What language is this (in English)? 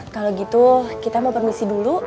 Indonesian